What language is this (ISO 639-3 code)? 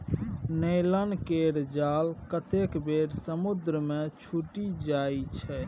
mai